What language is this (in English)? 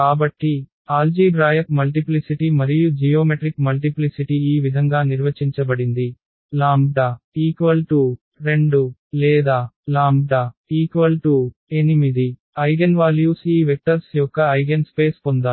Telugu